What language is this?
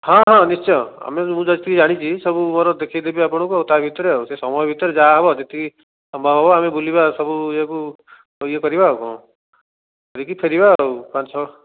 Odia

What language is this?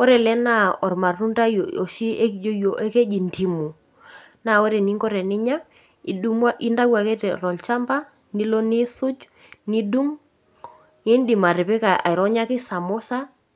Masai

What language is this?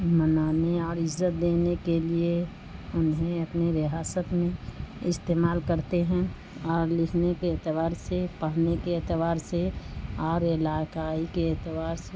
Urdu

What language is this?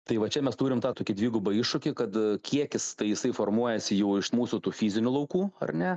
Lithuanian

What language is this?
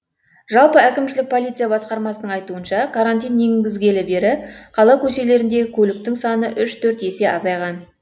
Kazakh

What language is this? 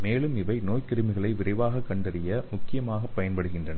Tamil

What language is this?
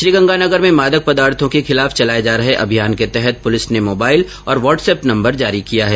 Hindi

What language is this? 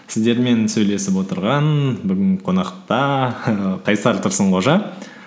Kazakh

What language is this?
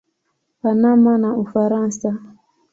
Swahili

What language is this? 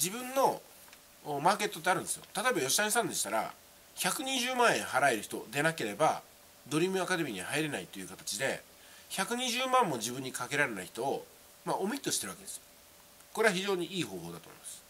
Japanese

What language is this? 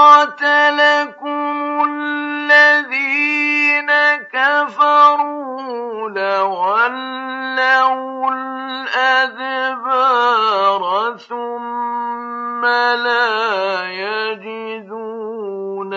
Arabic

